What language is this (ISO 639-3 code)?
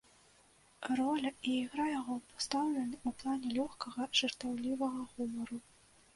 bel